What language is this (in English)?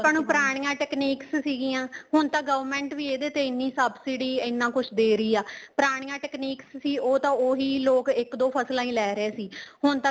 Punjabi